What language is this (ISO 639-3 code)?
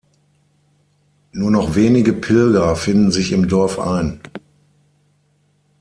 deu